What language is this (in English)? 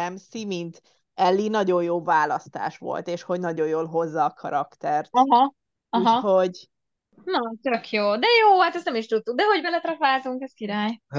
Hungarian